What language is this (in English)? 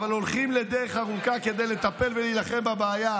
Hebrew